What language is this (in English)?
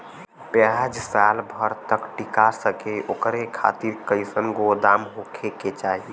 Bhojpuri